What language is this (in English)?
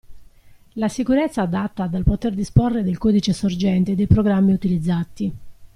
Italian